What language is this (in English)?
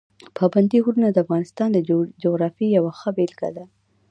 Pashto